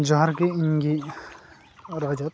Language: Santali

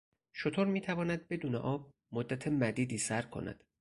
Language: Persian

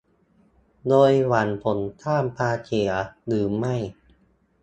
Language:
Thai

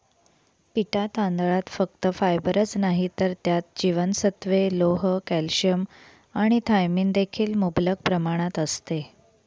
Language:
Marathi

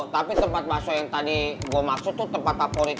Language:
Indonesian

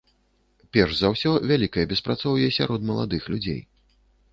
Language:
Belarusian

